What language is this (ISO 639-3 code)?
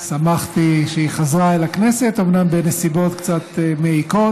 heb